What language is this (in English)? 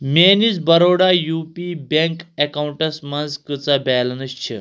Kashmiri